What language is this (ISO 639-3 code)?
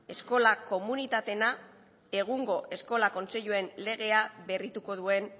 eus